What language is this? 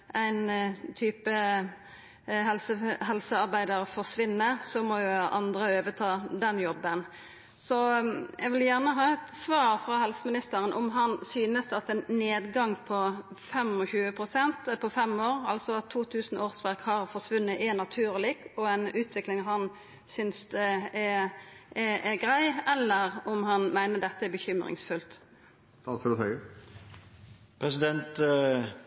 Norwegian Nynorsk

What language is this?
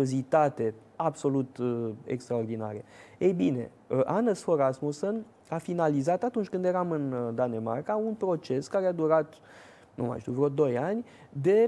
Romanian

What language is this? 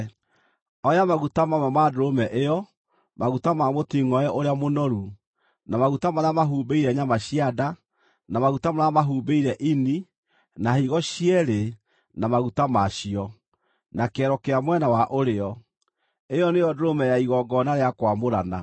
Kikuyu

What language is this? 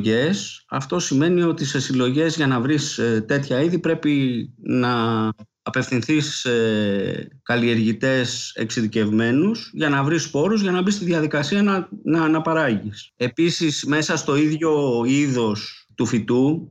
Greek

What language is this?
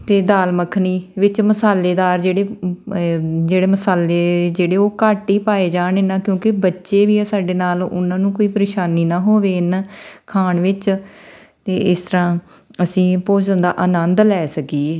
Punjabi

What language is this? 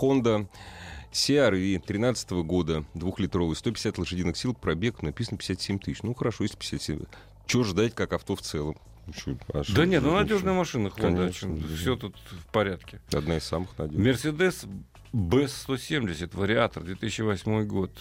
Russian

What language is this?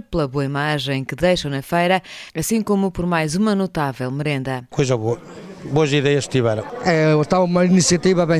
Portuguese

